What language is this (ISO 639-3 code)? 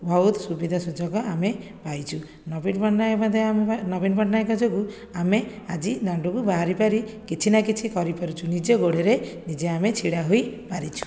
ori